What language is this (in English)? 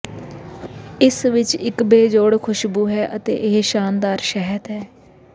Punjabi